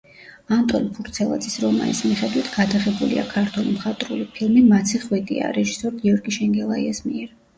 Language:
Georgian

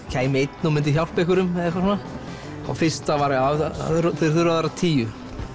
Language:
Icelandic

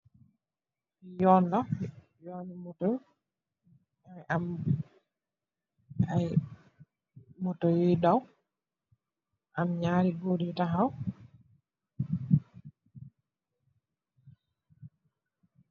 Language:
Wolof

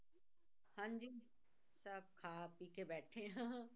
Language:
Punjabi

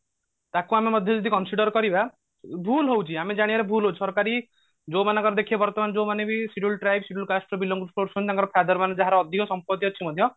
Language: Odia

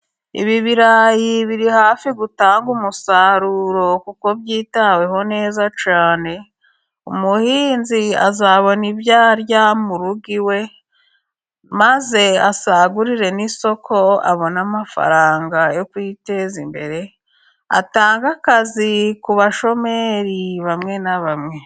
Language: Kinyarwanda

